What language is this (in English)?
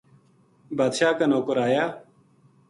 Gujari